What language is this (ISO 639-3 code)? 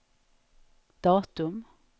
swe